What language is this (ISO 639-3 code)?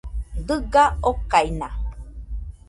hux